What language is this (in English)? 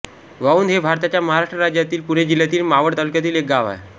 Marathi